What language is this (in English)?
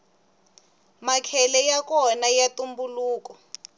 Tsonga